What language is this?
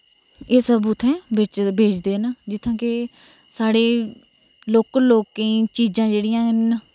Dogri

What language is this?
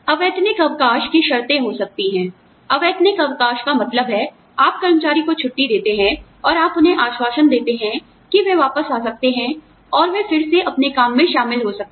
Hindi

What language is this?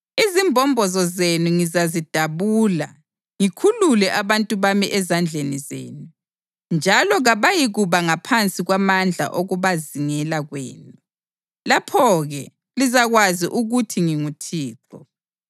North Ndebele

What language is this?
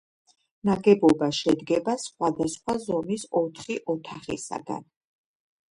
Georgian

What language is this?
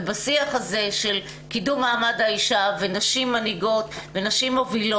Hebrew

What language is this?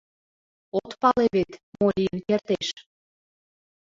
Mari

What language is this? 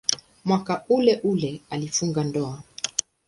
Swahili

